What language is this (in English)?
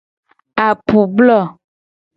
Gen